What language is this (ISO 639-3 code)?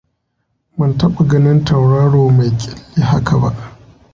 hau